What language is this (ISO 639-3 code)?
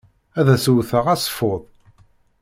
kab